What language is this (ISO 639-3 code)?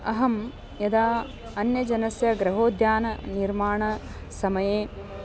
san